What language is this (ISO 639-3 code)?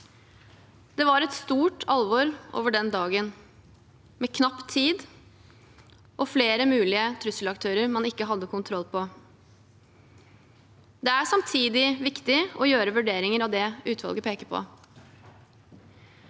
nor